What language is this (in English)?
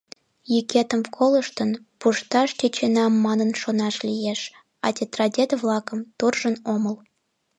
Mari